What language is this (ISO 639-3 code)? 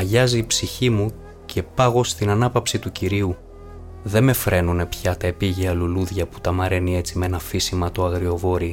ell